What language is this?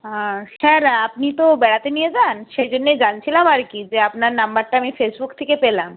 Bangla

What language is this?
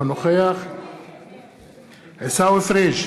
Hebrew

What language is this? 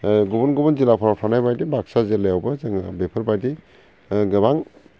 Bodo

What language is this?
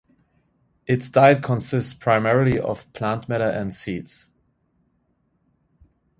English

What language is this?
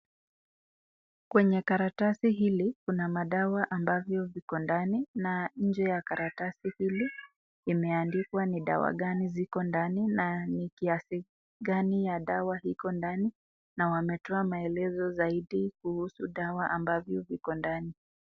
Swahili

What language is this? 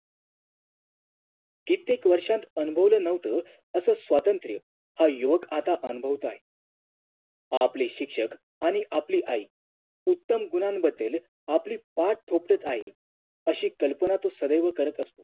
Marathi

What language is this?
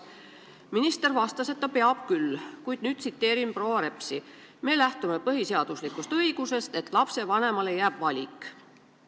Estonian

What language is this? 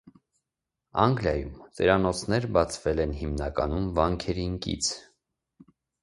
Armenian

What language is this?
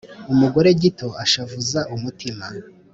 Kinyarwanda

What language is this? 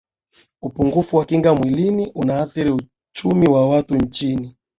Swahili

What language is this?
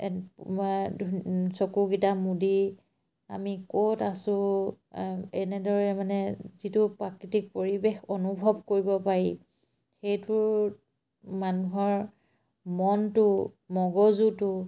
Assamese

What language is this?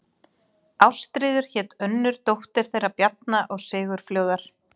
Icelandic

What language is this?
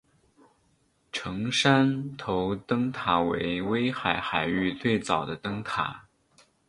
Chinese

